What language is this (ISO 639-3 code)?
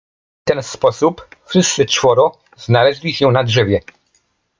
pol